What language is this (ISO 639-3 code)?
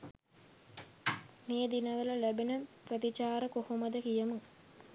sin